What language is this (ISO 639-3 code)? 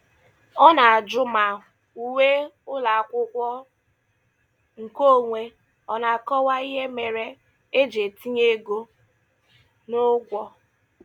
ibo